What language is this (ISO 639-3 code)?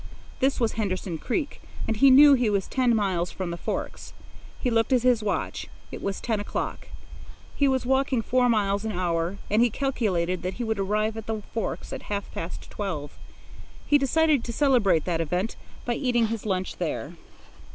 eng